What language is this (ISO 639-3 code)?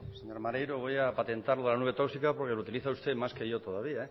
spa